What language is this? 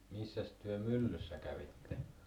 Finnish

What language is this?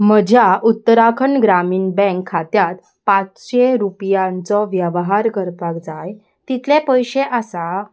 Konkani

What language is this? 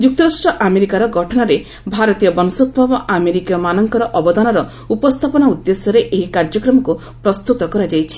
Odia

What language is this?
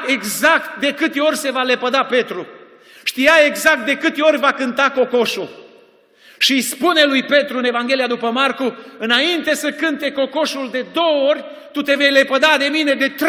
Romanian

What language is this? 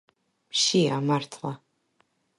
Georgian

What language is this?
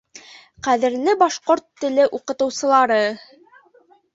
Bashkir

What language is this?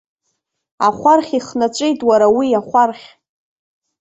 Abkhazian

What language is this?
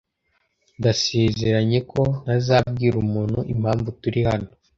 Kinyarwanda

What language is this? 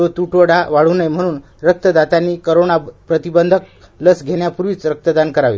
Marathi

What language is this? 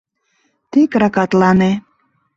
Mari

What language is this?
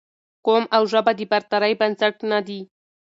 Pashto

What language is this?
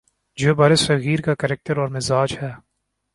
Urdu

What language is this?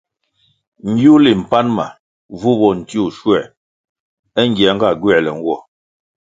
Kwasio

